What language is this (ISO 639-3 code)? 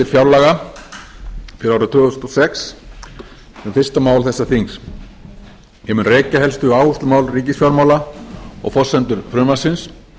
isl